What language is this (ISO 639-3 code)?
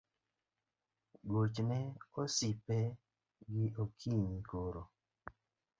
luo